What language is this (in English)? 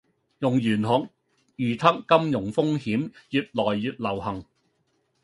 Cantonese